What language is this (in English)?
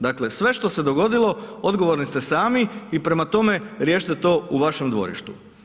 Croatian